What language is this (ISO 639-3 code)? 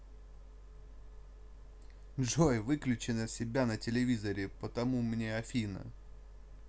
rus